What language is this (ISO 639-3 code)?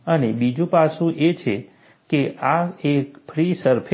guj